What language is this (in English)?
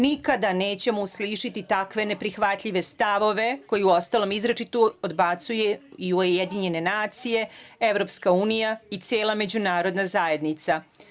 Serbian